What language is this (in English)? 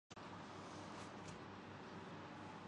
Urdu